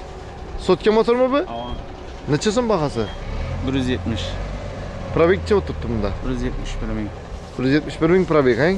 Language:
Turkish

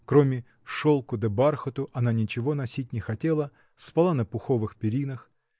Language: Russian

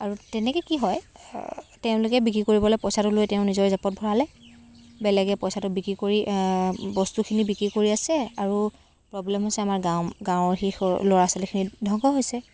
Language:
Assamese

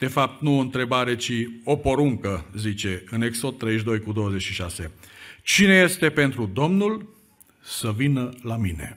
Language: Romanian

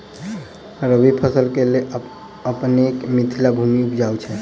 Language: Maithili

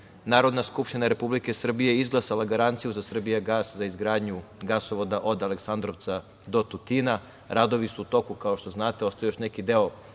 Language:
Serbian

